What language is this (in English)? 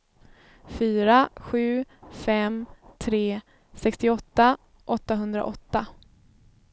Swedish